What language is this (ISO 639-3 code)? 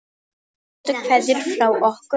isl